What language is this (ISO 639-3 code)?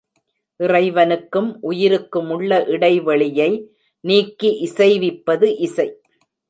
tam